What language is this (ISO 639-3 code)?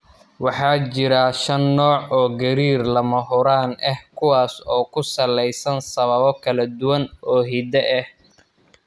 som